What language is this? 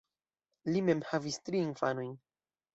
Esperanto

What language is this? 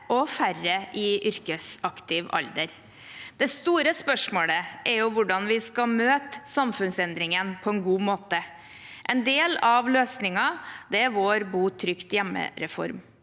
Norwegian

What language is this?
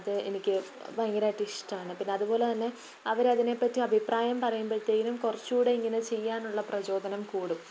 Malayalam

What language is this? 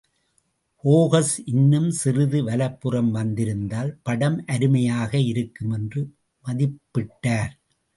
Tamil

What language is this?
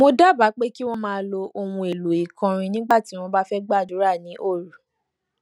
Yoruba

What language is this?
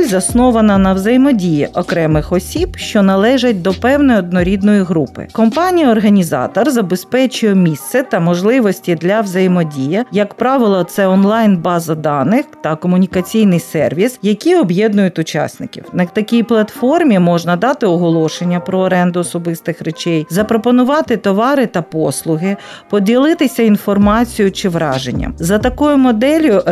Ukrainian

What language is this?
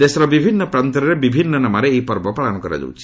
Odia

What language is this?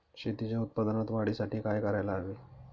Marathi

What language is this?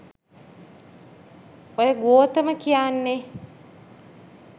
Sinhala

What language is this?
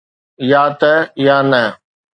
Sindhi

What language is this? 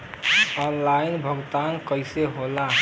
Bhojpuri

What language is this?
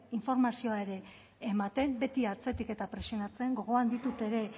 Basque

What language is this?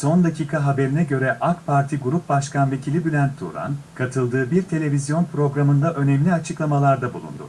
Turkish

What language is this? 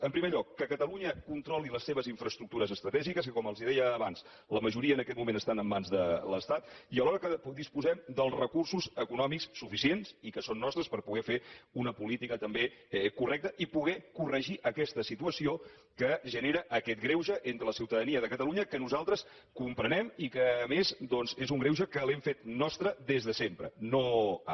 Catalan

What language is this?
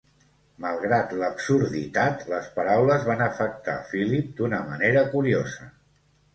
Catalan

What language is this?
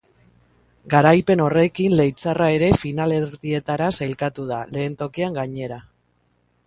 Basque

